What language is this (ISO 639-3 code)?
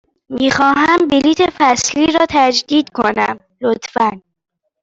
fas